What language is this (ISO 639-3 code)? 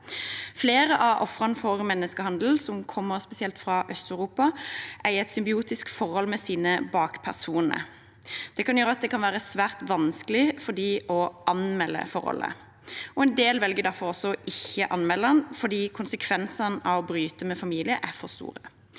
nor